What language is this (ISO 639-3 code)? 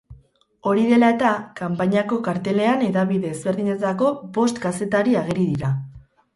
eus